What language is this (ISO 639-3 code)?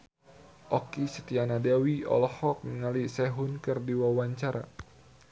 sun